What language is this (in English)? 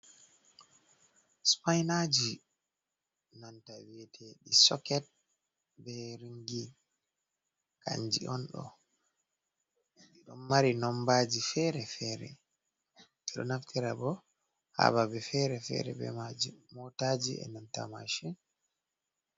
Fula